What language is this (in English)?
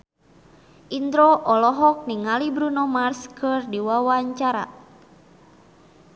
Sundanese